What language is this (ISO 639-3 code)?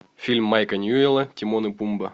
rus